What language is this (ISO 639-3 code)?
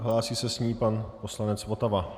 ces